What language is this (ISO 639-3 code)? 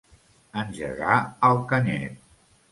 cat